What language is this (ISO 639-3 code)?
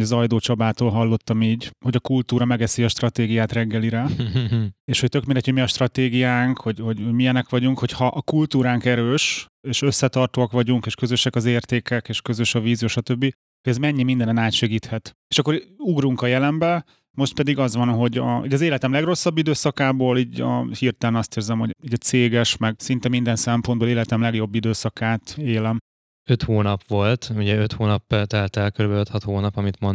hun